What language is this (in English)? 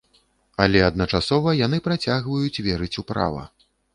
Belarusian